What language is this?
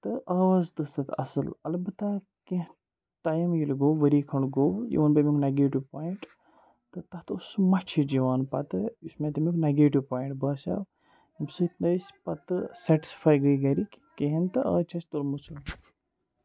Kashmiri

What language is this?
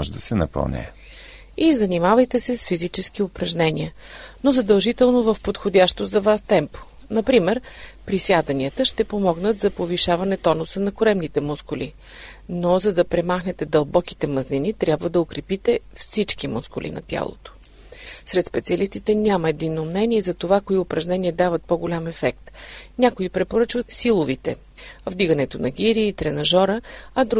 Bulgarian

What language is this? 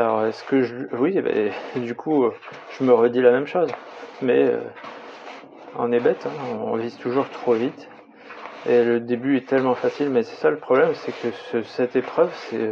French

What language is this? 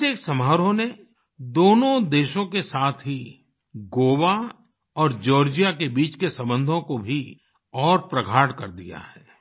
Hindi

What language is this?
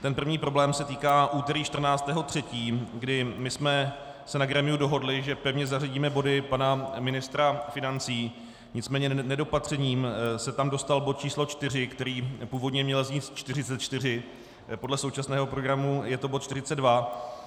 Czech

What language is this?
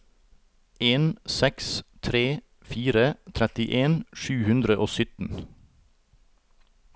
Norwegian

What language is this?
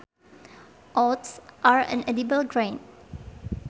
Sundanese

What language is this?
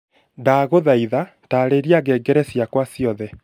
Kikuyu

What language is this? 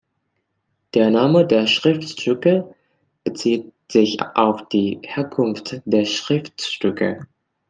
German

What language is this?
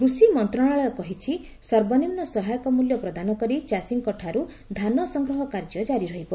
Odia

